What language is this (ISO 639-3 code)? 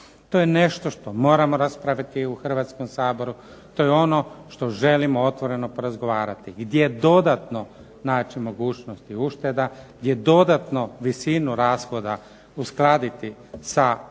hrv